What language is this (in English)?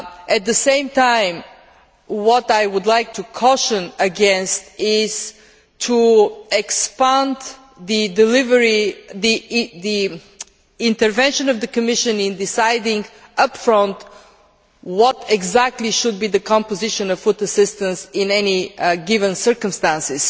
English